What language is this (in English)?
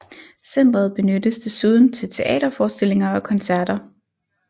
Danish